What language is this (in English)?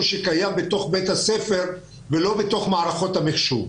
Hebrew